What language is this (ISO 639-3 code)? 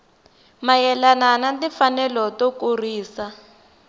tso